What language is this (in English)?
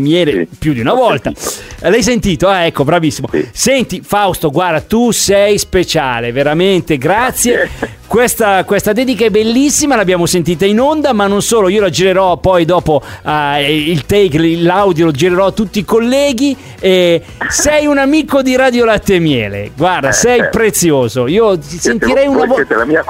Italian